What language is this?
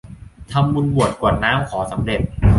Thai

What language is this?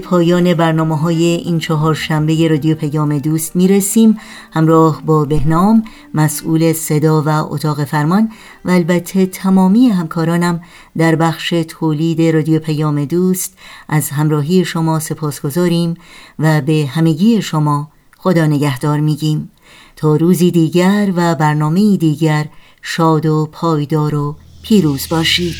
Persian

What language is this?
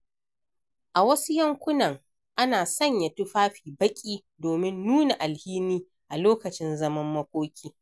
Hausa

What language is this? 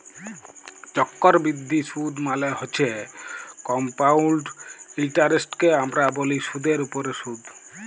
Bangla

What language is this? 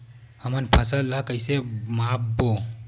Chhattisgarhi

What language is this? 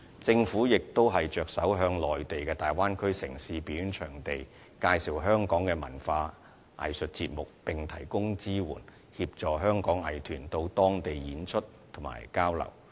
Cantonese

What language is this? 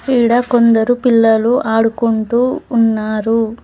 Telugu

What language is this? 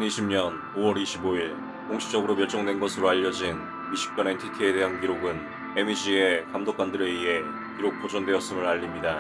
Korean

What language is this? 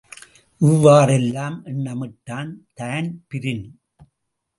Tamil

